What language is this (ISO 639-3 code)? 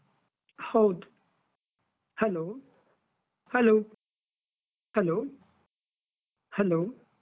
kan